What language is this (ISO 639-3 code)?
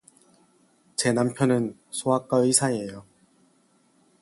kor